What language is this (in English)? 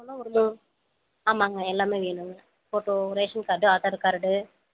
Tamil